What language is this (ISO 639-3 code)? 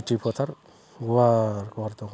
brx